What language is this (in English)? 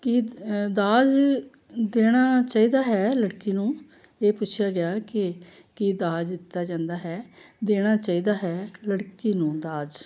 Punjabi